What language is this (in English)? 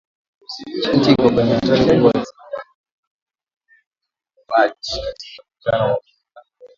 Swahili